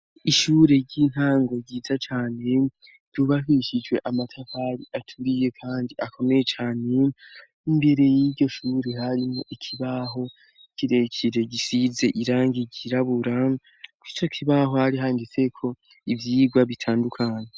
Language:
Rundi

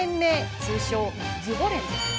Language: Japanese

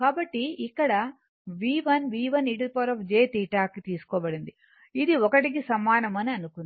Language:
Telugu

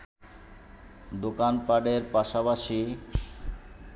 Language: Bangla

